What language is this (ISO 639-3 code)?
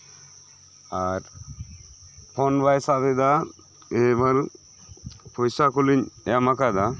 sat